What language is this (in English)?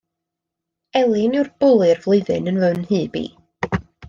Welsh